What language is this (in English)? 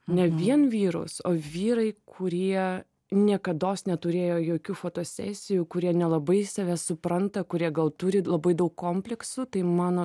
Lithuanian